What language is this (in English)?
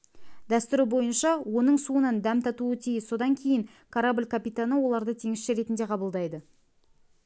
Kazakh